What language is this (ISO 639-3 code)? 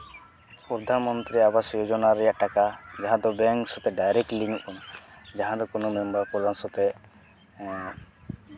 sat